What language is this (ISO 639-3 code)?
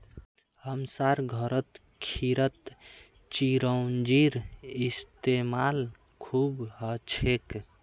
mag